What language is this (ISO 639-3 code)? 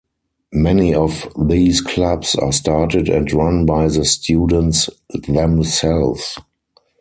eng